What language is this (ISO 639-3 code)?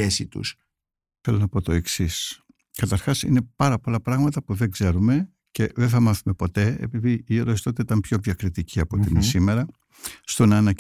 ell